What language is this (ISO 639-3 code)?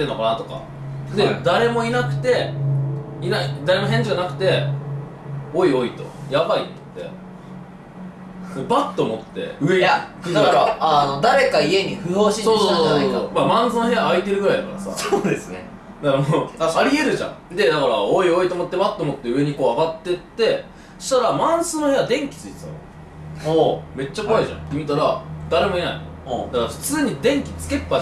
jpn